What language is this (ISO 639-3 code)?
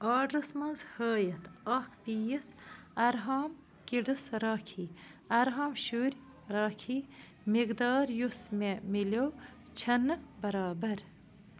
kas